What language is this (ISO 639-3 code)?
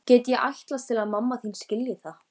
isl